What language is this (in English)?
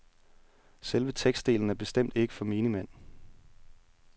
Danish